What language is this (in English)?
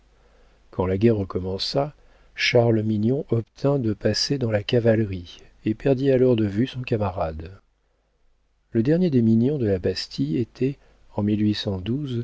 French